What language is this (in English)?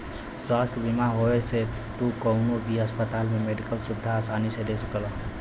Bhojpuri